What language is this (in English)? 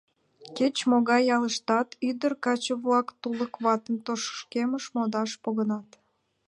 Mari